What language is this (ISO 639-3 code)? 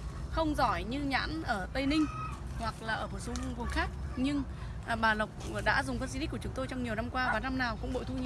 vie